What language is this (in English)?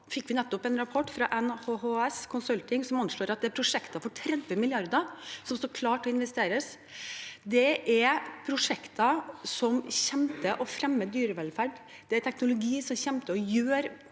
Norwegian